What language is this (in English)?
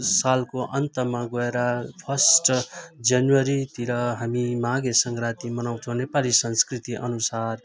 Nepali